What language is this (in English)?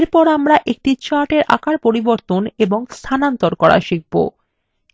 Bangla